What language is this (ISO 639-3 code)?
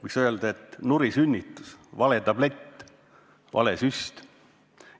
est